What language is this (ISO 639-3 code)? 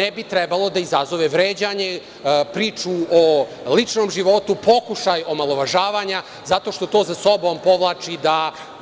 srp